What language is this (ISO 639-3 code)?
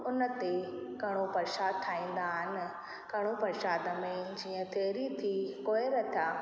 snd